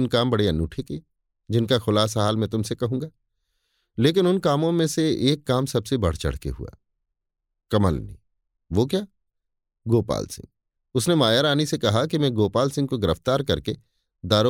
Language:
Hindi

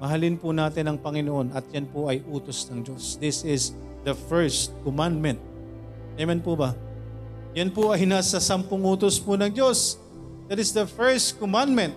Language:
Filipino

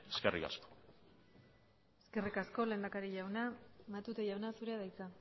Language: Basque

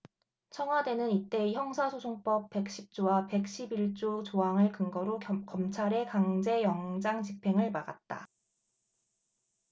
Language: Korean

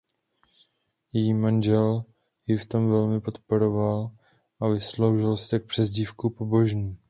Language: Czech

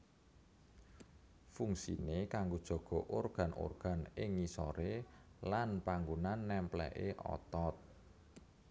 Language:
Javanese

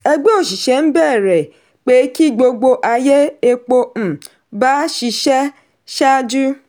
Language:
Yoruba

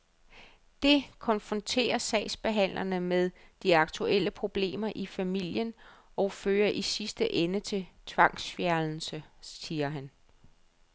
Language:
Danish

